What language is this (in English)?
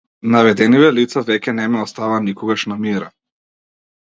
Macedonian